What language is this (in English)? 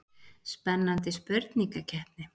Icelandic